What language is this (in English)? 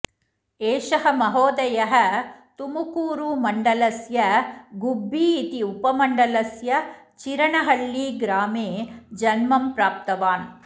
Sanskrit